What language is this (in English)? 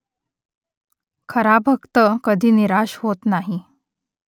Marathi